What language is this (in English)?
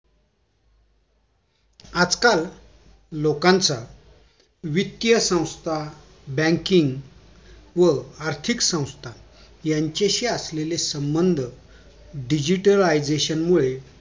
Marathi